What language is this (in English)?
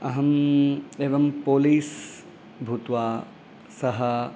Sanskrit